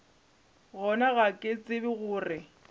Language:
Northern Sotho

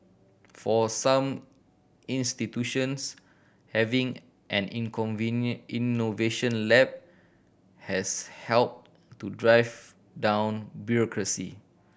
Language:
English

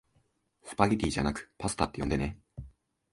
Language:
Japanese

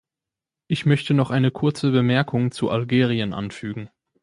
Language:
German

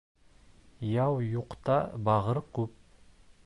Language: Bashkir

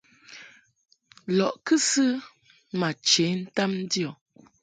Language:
Mungaka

